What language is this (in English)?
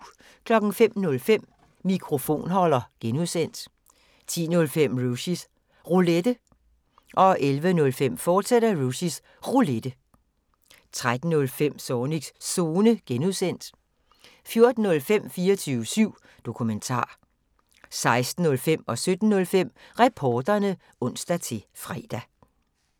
Danish